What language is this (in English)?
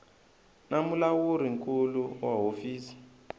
Tsonga